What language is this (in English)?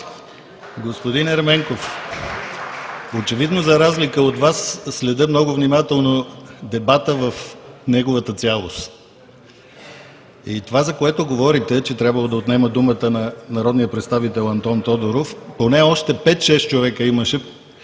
Bulgarian